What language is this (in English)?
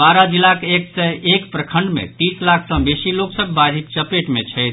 Maithili